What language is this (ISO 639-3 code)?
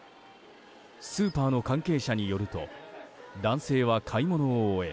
jpn